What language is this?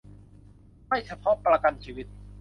Thai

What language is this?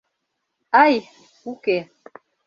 Mari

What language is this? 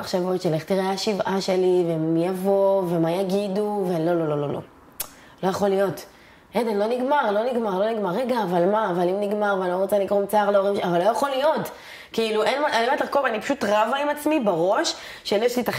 Hebrew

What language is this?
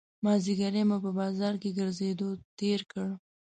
Pashto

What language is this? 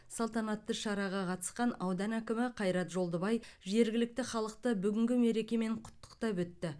Kazakh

